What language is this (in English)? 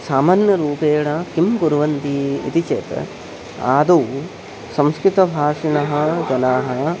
Sanskrit